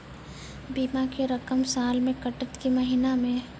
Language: Maithili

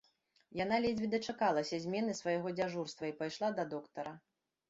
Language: Belarusian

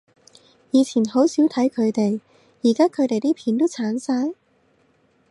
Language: Cantonese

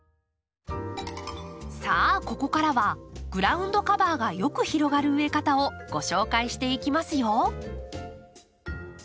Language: Japanese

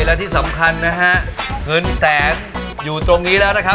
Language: Thai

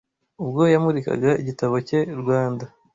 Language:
Kinyarwanda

